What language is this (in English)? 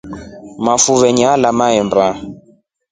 Rombo